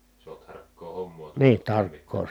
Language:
Finnish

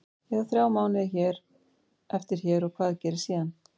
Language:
Icelandic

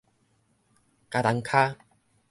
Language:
Min Nan Chinese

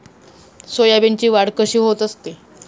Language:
Marathi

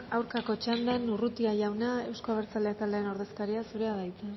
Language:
Basque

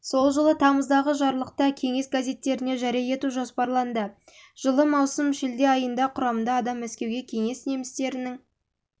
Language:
Kazakh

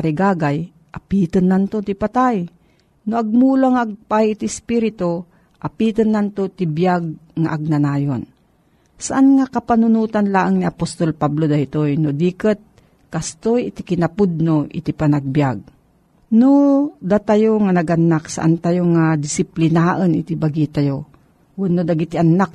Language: Filipino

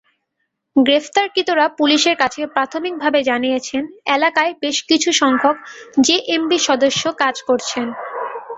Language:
Bangla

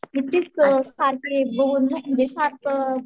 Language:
Marathi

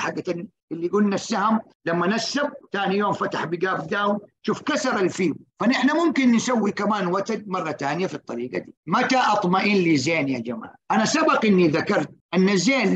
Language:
Arabic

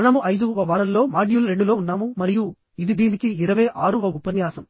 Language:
Telugu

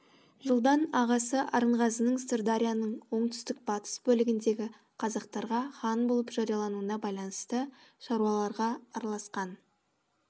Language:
Kazakh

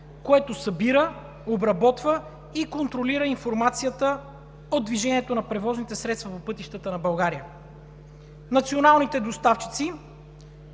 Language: Bulgarian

